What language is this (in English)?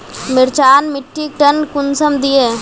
Magahi